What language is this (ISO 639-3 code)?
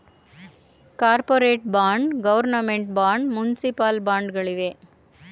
kan